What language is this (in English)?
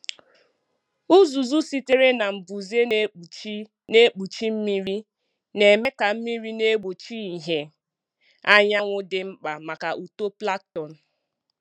Igbo